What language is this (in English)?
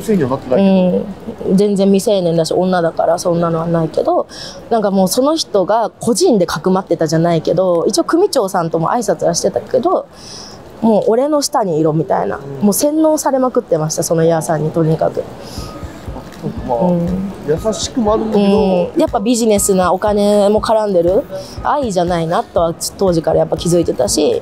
Japanese